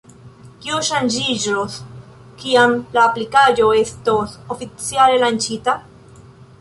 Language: Esperanto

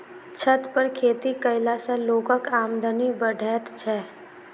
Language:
Maithili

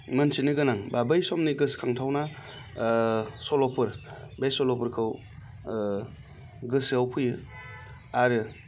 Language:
Bodo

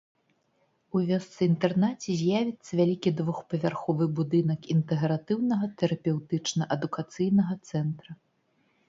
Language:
Belarusian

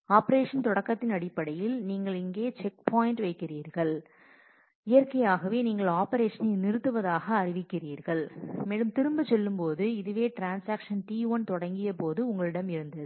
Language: Tamil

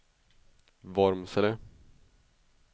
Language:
Swedish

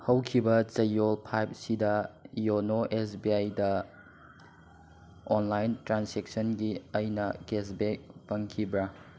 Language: Manipuri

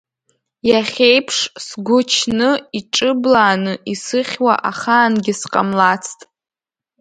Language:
Abkhazian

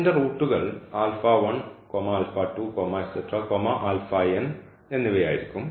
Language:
Malayalam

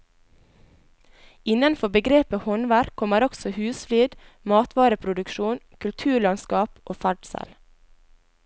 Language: Norwegian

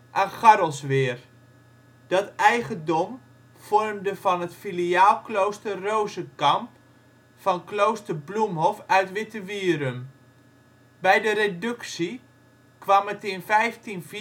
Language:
Dutch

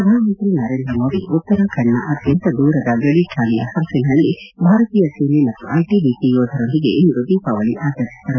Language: Kannada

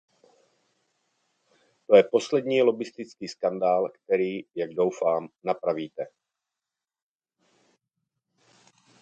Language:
Czech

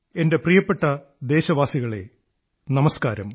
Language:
Malayalam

